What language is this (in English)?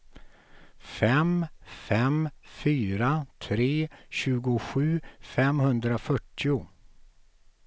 Swedish